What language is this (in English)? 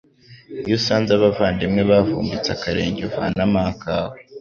Kinyarwanda